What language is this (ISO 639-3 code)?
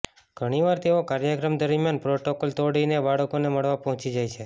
guj